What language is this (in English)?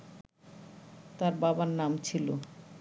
Bangla